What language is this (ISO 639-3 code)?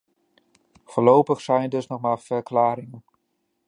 nld